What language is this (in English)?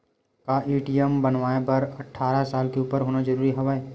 Chhattisgarhi